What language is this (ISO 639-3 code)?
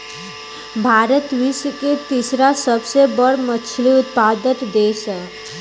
bho